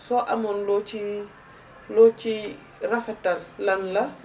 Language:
Wolof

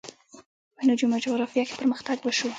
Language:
Pashto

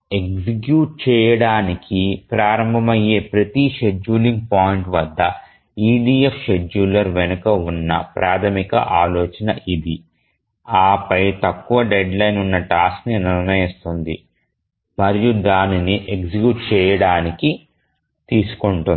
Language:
Telugu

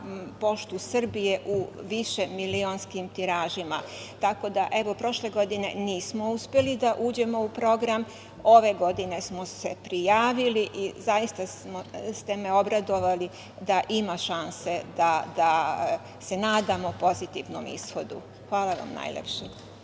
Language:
Serbian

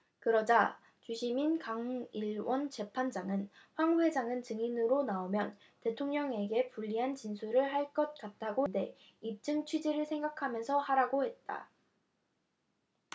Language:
Korean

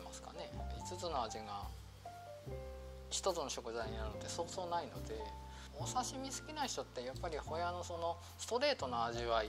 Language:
Japanese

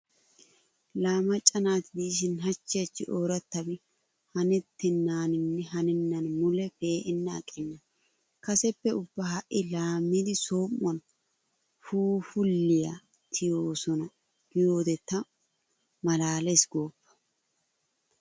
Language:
Wolaytta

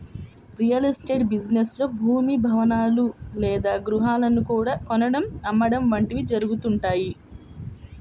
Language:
Telugu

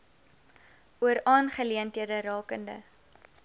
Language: Afrikaans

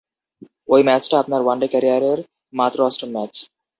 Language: Bangla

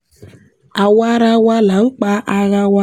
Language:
Yoruba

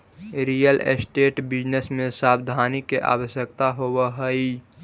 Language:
Magahi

